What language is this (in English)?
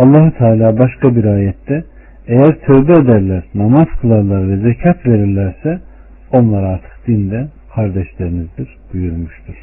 Turkish